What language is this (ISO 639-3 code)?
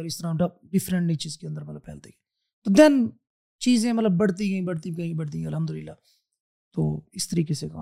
urd